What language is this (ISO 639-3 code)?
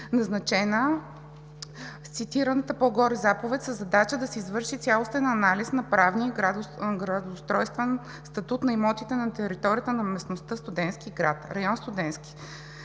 bul